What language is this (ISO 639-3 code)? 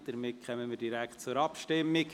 gsw